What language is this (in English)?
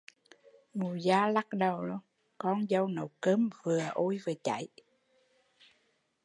Vietnamese